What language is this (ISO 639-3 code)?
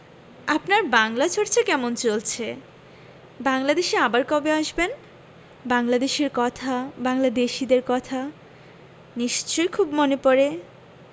ben